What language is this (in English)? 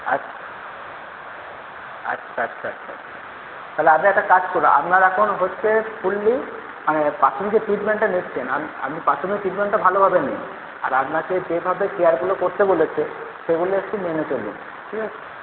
Bangla